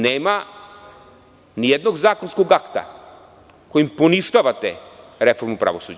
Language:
Serbian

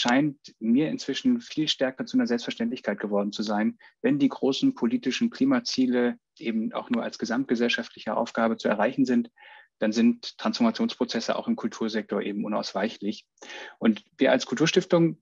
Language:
German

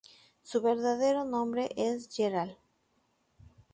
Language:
Spanish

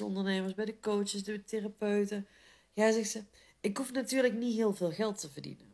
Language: Dutch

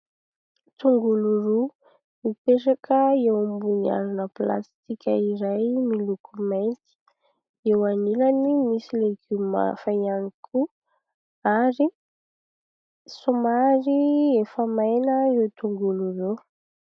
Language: Malagasy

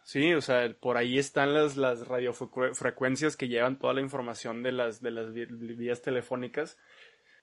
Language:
Spanish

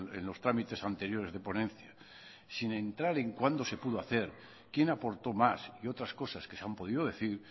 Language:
Spanish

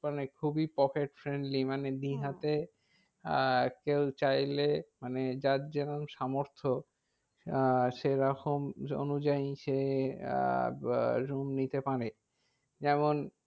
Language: Bangla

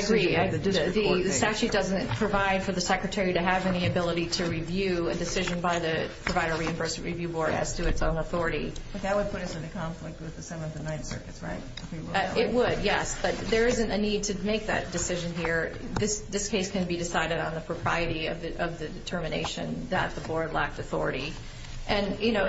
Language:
English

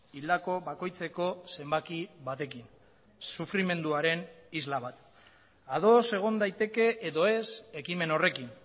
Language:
Basque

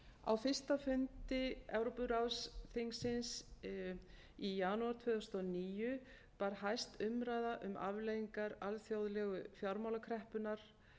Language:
Icelandic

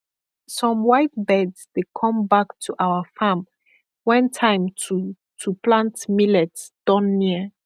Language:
Nigerian Pidgin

